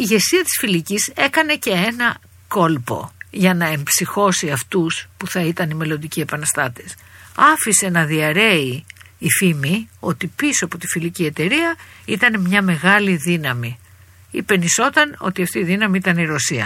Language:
Greek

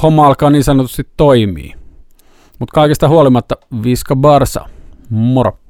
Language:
Finnish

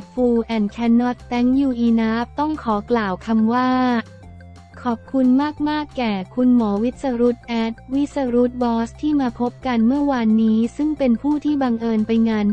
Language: Thai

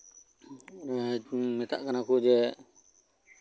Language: Santali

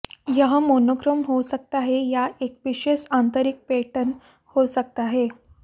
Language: Hindi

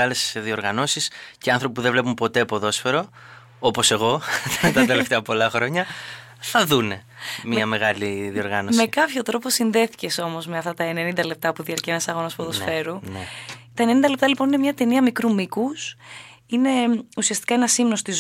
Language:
Greek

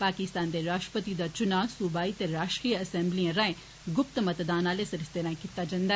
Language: Dogri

